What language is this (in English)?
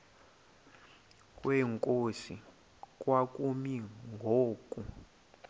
Xhosa